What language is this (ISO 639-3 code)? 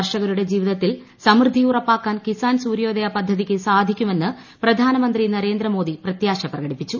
mal